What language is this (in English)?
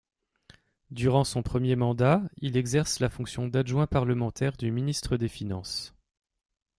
French